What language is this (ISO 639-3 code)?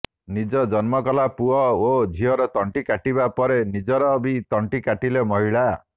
ori